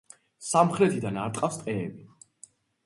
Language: Georgian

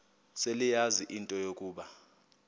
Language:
Xhosa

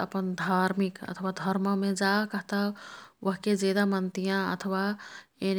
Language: Kathoriya Tharu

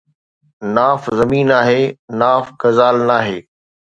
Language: Sindhi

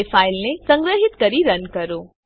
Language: Gujarati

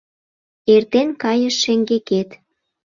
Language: Mari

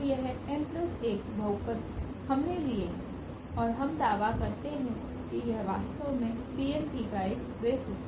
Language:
Hindi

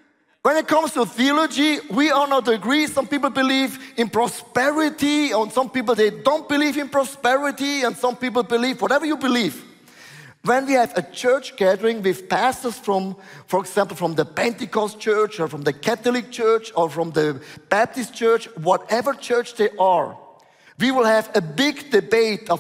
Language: English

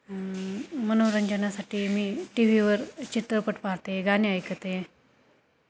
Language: Marathi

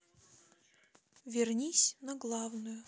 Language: Russian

